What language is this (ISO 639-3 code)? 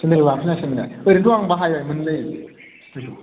brx